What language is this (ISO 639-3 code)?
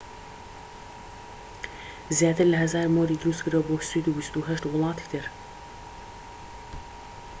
ckb